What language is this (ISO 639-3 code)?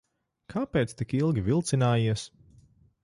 lav